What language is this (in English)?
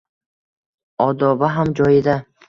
Uzbek